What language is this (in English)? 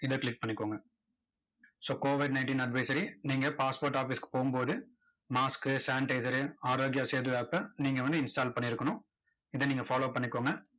Tamil